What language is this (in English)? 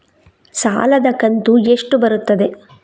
Kannada